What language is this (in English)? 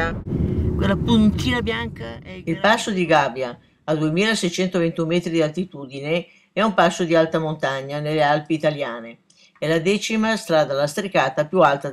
Italian